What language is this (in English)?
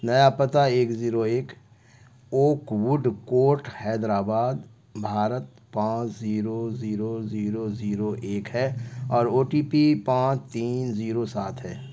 Urdu